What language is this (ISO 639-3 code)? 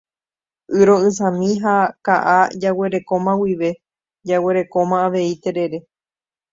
grn